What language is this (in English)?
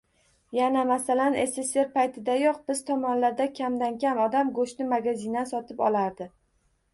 Uzbek